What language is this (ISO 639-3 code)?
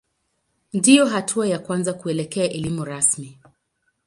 swa